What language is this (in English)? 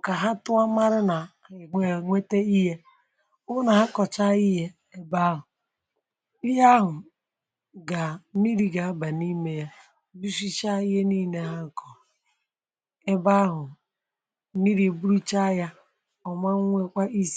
Igbo